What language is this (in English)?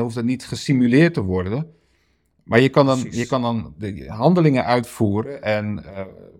Dutch